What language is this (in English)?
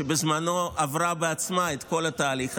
Hebrew